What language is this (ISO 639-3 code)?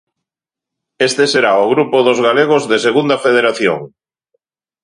glg